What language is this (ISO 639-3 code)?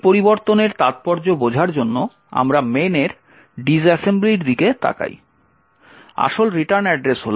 ben